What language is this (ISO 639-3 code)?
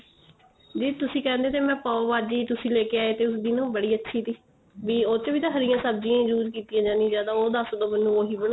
pan